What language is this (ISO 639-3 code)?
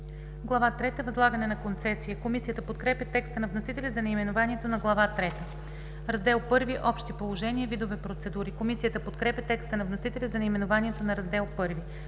bul